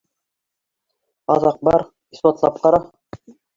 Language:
Bashkir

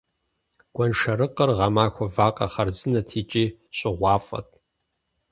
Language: Kabardian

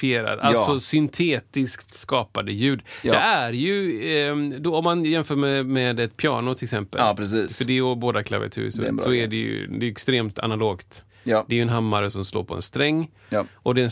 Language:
Swedish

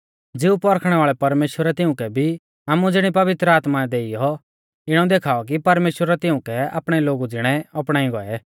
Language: Mahasu Pahari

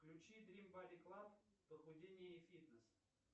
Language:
Russian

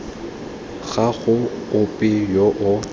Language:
Tswana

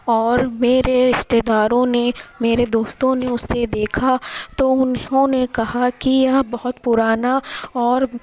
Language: Urdu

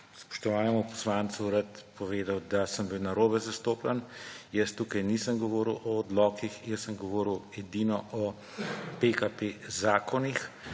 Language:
Slovenian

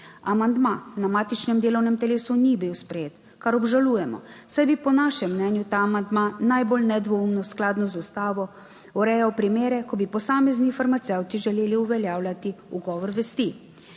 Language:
Slovenian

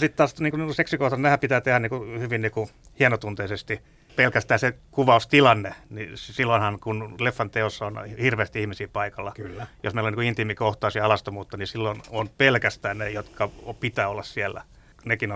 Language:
Finnish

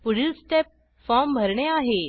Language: Marathi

